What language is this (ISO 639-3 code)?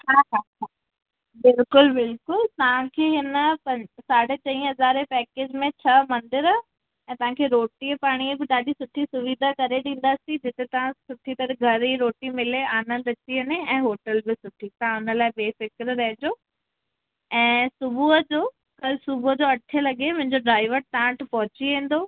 snd